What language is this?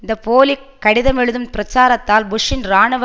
Tamil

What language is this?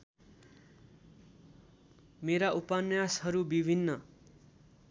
Nepali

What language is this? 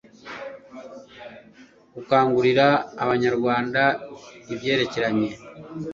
Kinyarwanda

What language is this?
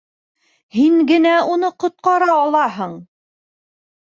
Bashkir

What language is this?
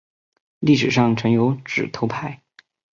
Chinese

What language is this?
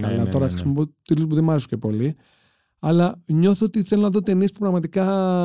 Greek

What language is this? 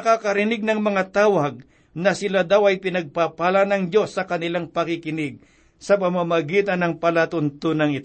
Filipino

